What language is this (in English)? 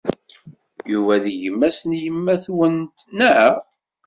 Kabyle